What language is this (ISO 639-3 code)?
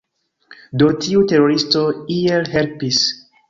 epo